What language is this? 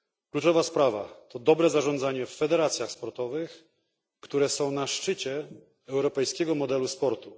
Polish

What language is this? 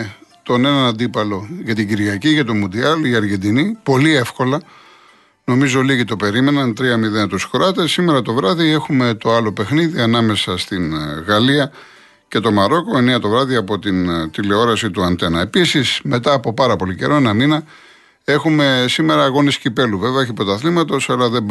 Greek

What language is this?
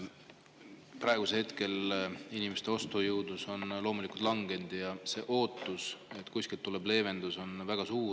Estonian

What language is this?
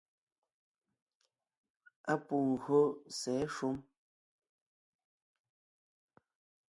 Ngiemboon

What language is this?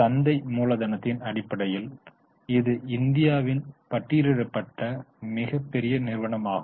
Tamil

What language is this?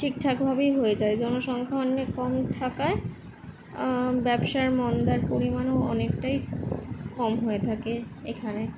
Bangla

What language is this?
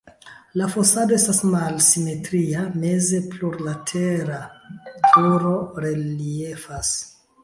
Esperanto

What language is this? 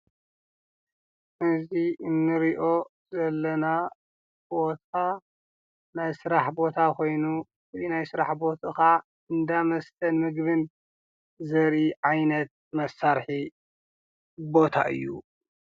Tigrinya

